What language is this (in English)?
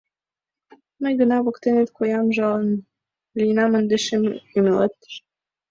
Mari